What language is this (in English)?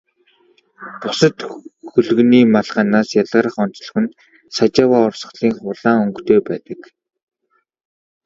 Mongolian